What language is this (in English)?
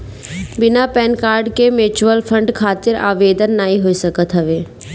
Bhojpuri